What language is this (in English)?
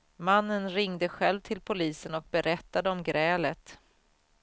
Swedish